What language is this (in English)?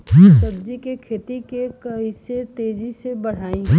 Bhojpuri